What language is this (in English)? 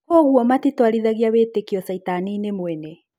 Kikuyu